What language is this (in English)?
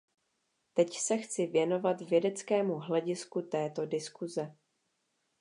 Czech